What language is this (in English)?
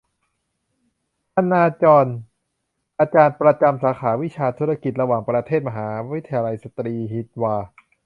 Thai